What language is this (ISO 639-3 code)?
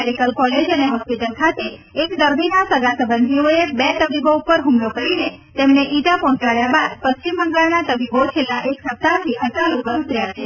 guj